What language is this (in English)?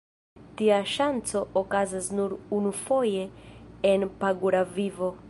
Esperanto